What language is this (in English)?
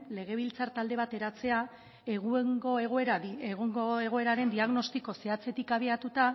Basque